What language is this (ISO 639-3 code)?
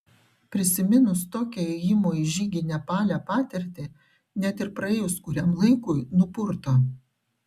lit